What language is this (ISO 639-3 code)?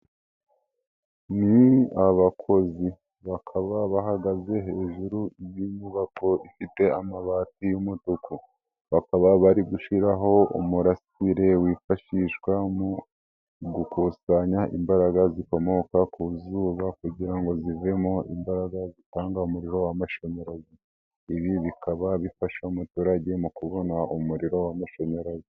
kin